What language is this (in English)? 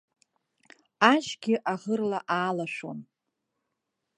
Abkhazian